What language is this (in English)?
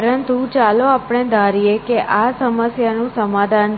Gujarati